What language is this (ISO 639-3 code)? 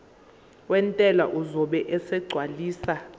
zul